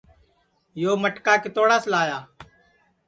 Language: Sansi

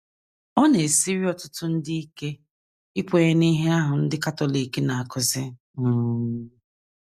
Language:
Igbo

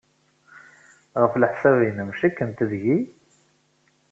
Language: Kabyle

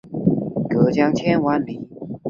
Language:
Chinese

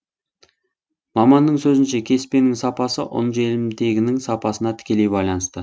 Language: Kazakh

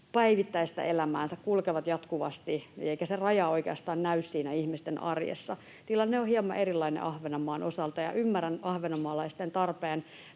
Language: Finnish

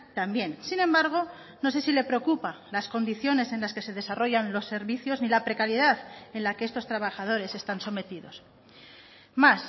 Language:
Spanish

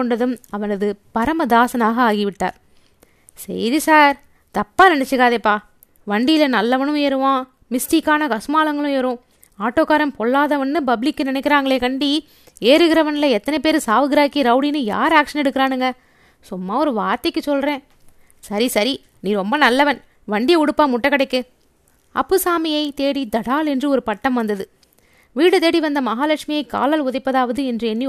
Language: Tamil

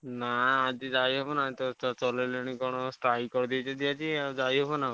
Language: Odia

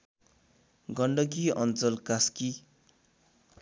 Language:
Nepali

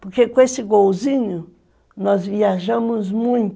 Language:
Portuguese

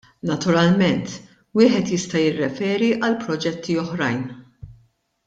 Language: Maltese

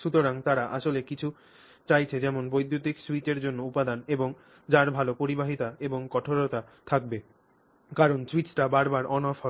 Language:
Bangla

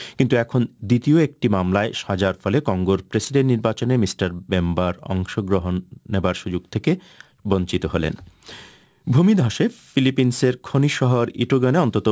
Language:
Bangla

